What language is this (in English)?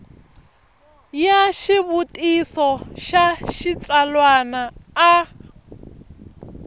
Tsonga